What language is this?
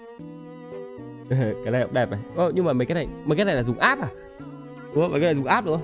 Vietnamese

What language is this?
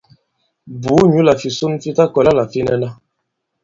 Bankon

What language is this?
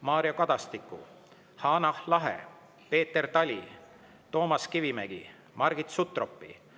Estonian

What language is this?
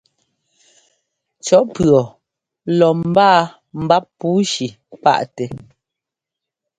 Ngomba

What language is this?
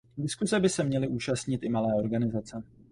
Czech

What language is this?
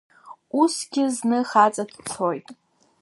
Abkhazian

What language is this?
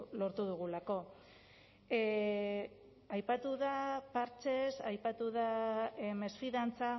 Basque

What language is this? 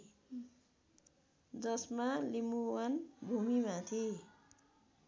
Nepali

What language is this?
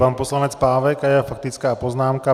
Czech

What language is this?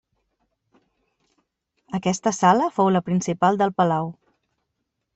Catalan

